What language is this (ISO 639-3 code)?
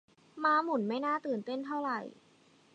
tha